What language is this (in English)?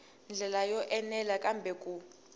Tsonga